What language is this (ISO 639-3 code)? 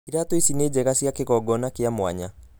kik